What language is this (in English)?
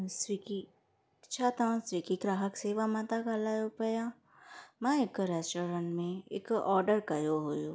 Sindhi